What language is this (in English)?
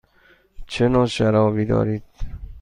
Persian